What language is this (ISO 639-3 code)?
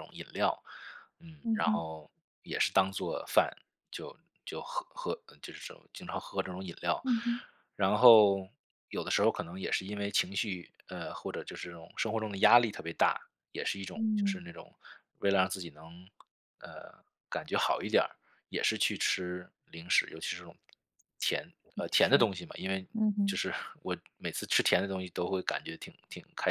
zho